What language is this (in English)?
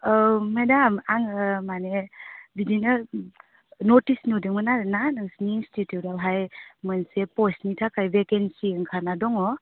Bodo